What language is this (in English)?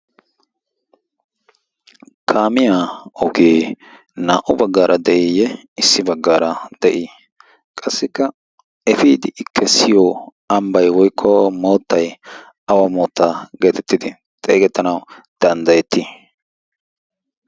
Wolaytta